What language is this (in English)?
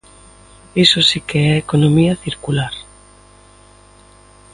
Galician